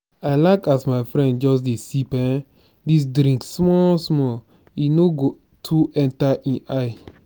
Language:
Nigerian Pidgin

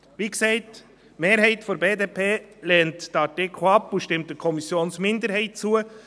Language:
Swiss German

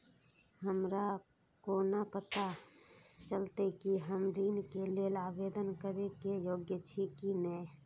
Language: Maithili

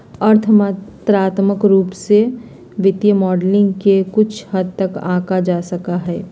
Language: Magahi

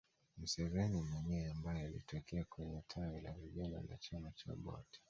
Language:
Swahili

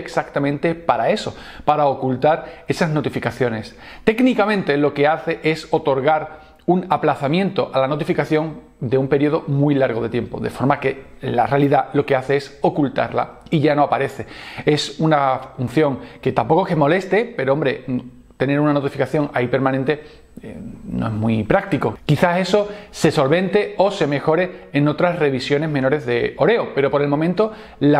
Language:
Spanish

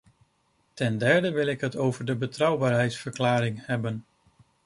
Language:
Dutch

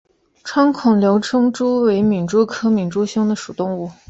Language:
Chinese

